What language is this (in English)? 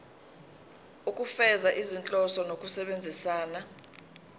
Zulu